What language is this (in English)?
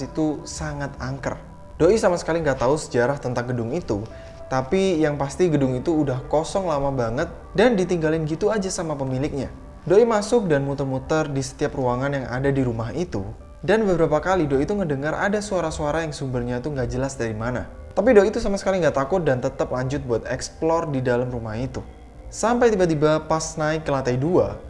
Indonesian